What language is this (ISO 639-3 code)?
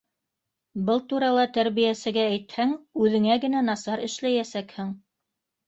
bak